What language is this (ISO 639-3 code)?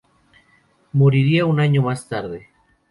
spa